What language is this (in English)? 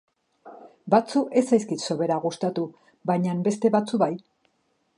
Basque